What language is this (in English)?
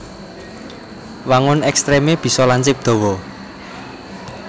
Javanese